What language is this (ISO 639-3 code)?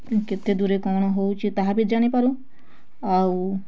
ori